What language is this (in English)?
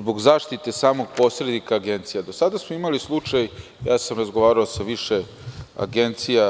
Serbian